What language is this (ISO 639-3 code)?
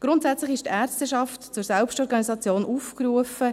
gsw